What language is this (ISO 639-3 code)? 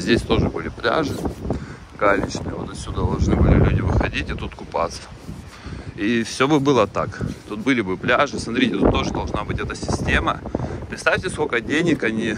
rus